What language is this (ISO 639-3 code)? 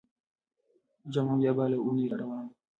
pus